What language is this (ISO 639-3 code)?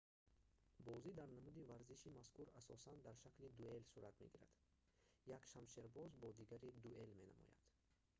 tgk